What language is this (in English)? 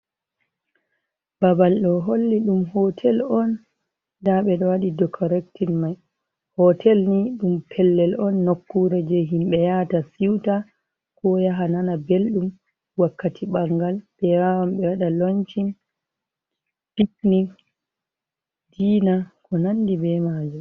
Fula